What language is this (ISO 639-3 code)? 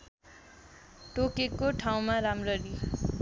nep